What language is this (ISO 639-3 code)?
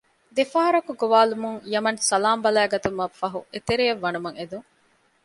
div